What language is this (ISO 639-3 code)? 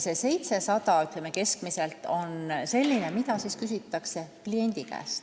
est